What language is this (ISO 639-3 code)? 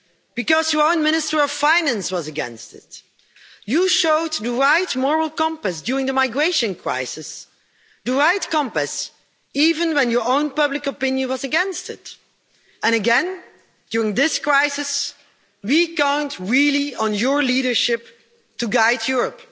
eng